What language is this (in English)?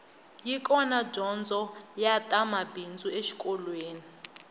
Tsonga